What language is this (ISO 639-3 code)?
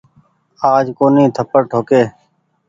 gig